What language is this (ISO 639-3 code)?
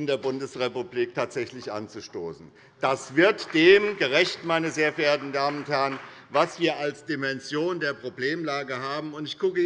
deu